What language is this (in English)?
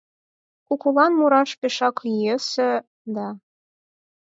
Mari